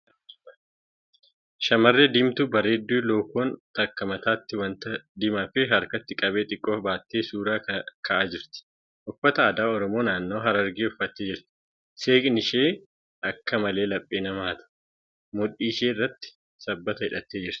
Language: Oromo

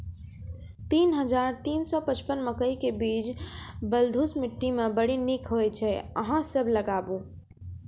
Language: Maithili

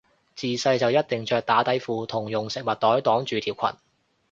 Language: Cantonese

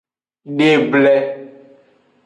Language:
Aja (Benin)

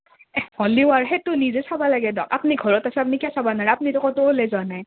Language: Assamese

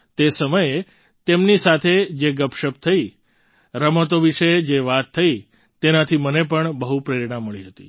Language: Gujarati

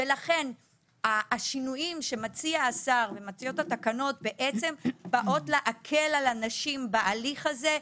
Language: Hebrew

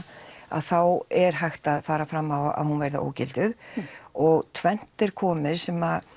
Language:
Icelandic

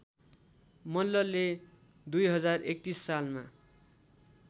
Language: Nepali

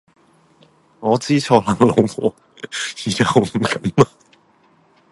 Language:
Cantonese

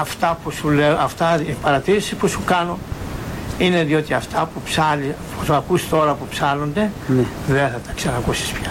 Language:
Greek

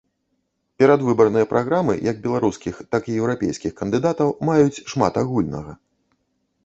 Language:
Belarusian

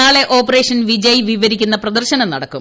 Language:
Malayalam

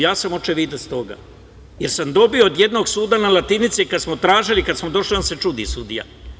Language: Serbian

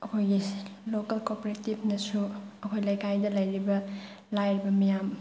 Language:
Manipuri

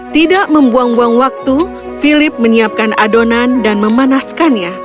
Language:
Indonesian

